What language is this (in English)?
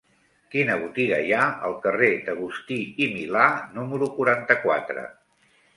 Catalan